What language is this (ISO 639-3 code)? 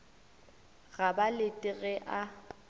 nso